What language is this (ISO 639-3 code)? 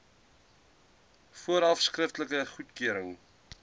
afr